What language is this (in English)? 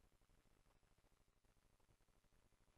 Hebrew